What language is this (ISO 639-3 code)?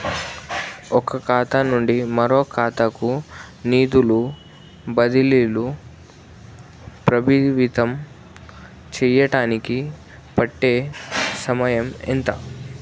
tel